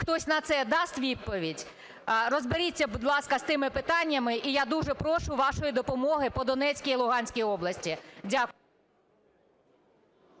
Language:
Ukrainian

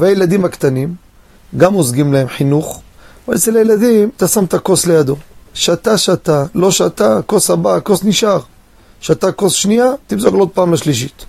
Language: Hebrew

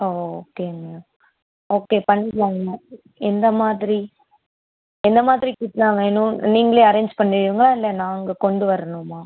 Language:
Tamil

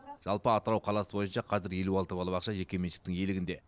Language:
Kazakh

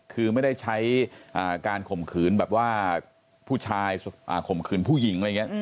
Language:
Thai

